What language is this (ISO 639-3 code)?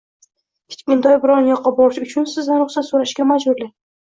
uzb